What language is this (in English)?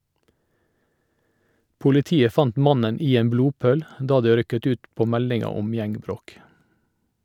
Norwegian